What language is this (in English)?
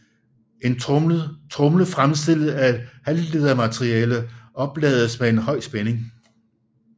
Danish